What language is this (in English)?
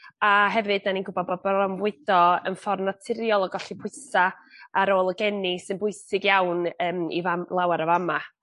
Welsh